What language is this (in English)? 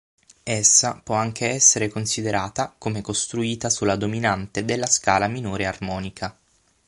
Italian